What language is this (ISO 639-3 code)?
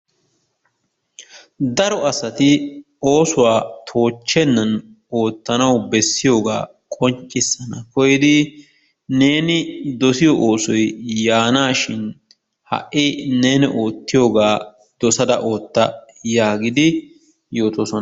wal